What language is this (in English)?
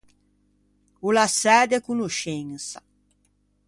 Ligurian